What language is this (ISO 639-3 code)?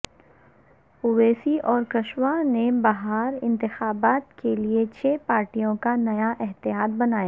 urd